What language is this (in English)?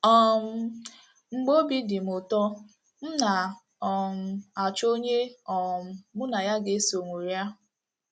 Igbo